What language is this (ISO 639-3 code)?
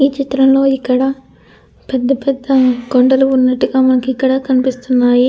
tel